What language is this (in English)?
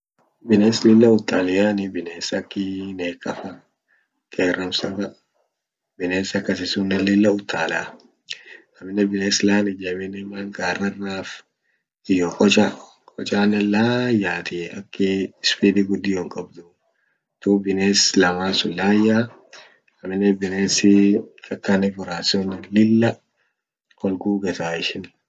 Orma